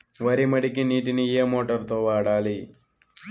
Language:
Telugu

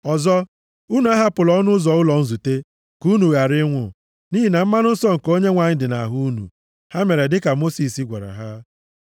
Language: Igbo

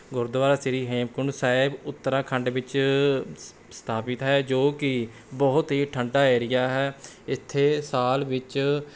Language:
Punjabi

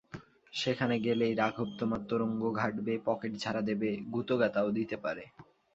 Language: Bangla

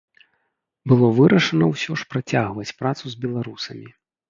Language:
Belarusian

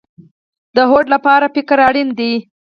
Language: Pashto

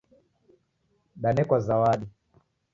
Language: Taita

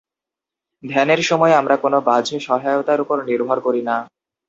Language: Bangla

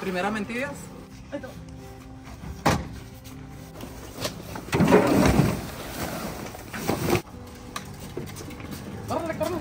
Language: Spanish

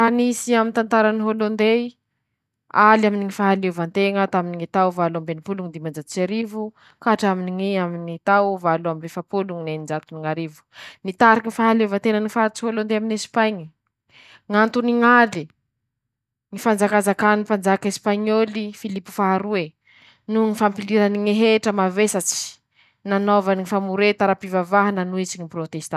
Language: Masikoro Malagasy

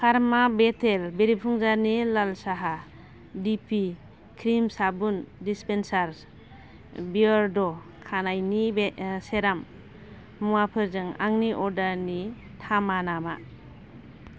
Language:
Bodo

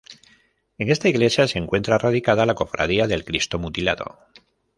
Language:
Spanish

